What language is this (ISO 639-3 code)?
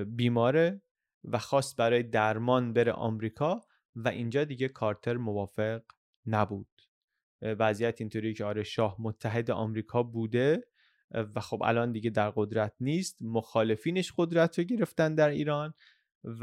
fas